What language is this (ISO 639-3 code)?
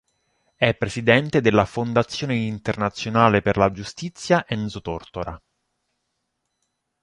ita